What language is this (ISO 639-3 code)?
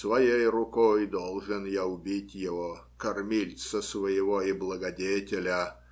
rus